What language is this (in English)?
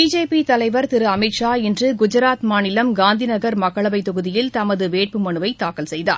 Tamil